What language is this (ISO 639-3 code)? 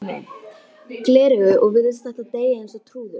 isl